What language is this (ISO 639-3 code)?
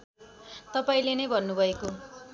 nep